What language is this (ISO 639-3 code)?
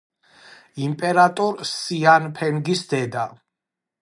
kat